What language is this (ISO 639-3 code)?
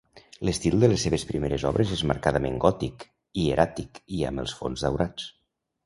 cat